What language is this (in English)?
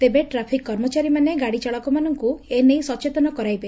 Odia